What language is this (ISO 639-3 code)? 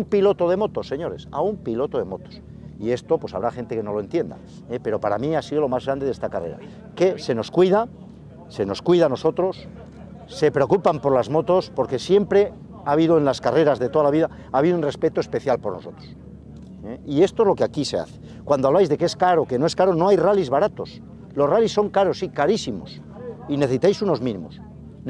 spa